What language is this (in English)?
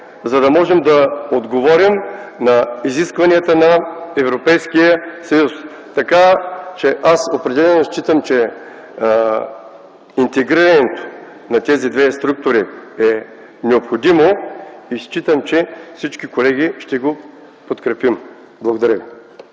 Bulgarian